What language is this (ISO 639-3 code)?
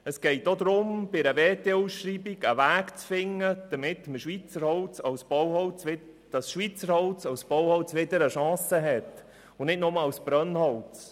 gsw